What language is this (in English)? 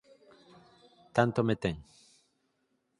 Galician